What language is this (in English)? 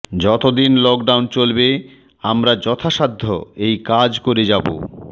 Bangla